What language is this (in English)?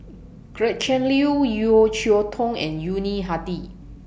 English